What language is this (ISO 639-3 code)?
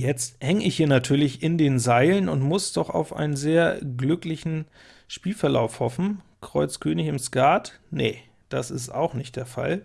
deu